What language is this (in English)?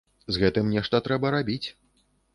Belarusian